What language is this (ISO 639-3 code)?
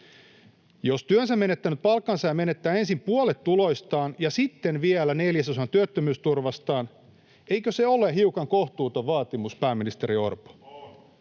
fin